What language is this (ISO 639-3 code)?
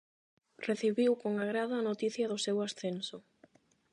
glg